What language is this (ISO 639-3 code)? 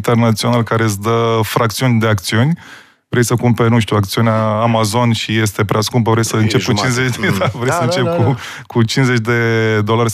ron